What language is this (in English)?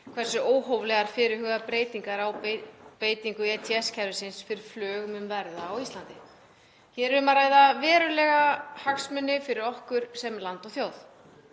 Icelandic